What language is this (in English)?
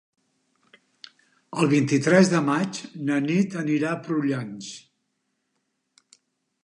Catalan